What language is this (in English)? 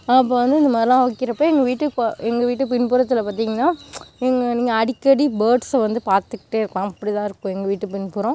Tamil